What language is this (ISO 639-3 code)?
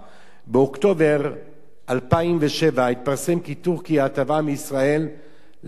heb